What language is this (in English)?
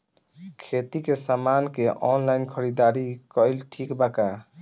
Bhojpuri